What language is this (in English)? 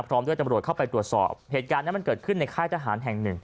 Thai